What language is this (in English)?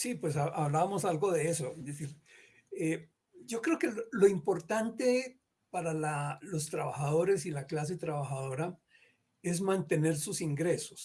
Spanish